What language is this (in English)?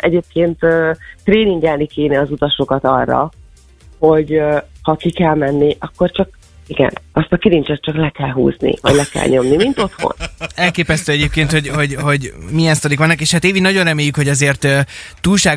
Hungarian